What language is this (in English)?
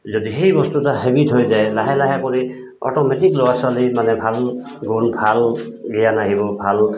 Assamese